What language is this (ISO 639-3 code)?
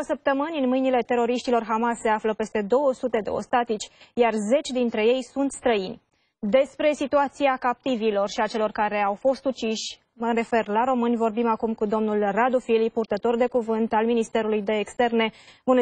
ron